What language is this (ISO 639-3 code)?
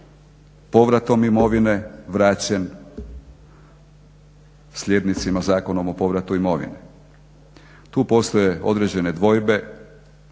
hrv